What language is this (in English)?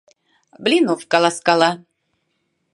Mari